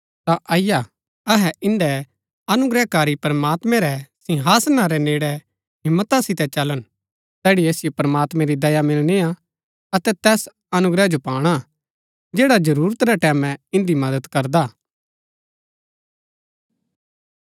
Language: Gaddi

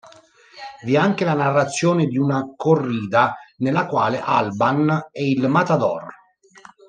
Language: Italian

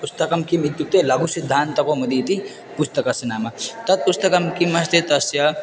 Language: Sanskrit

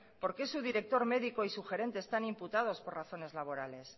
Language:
Spanish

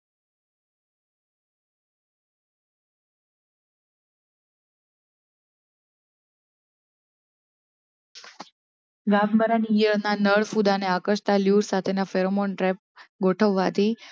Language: Gujarati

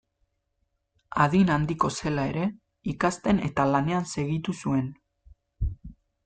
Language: Basque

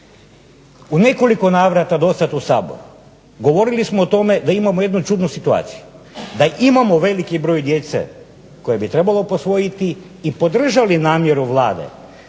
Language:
Croatian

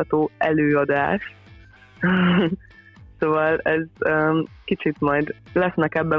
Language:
Hungarian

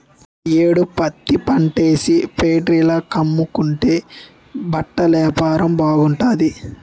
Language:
Telugu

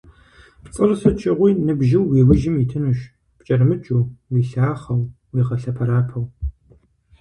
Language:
Kabardian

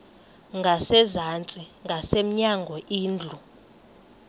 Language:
Xhosa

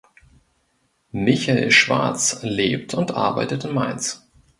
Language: German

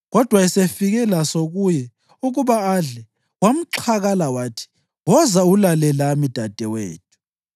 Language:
North Ndebele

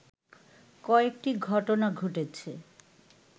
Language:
Bangla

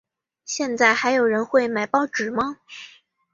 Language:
Chinese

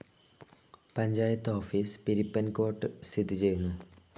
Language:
Malayalam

